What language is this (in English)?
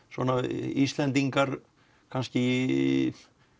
Icelandic